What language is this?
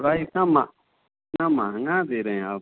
Hindi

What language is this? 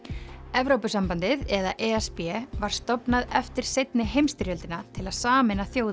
Icelandic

